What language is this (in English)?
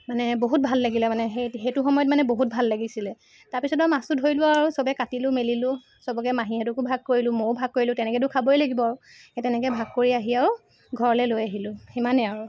Assamese